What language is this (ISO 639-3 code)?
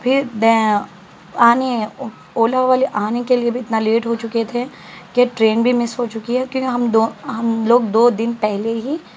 urd